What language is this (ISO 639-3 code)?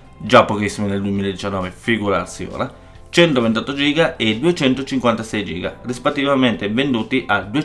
ita